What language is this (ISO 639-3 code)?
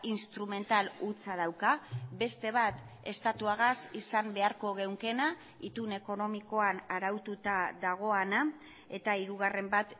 eus